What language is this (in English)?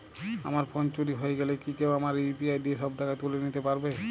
Bangla